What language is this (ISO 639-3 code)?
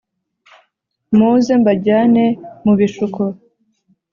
kin